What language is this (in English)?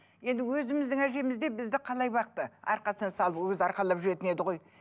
Kazakh